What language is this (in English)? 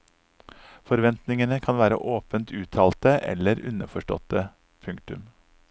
Norwegian